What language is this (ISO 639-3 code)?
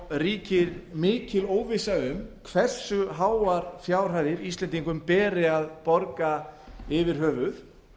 isl